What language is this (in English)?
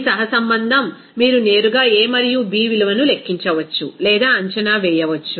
Telugu